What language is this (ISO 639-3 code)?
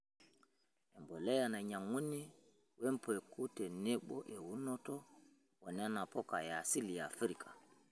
mas